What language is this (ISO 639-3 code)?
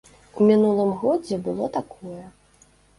bel